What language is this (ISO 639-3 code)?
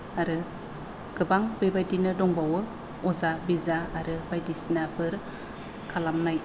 brx